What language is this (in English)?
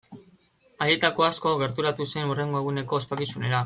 Basque